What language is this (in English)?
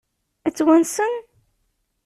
Kabyle